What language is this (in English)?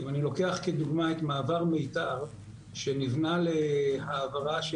Hebrew